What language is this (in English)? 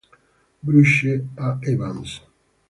Italian